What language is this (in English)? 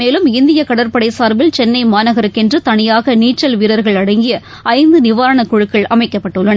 Tamil